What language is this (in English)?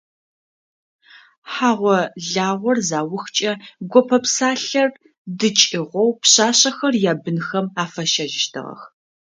Adyghe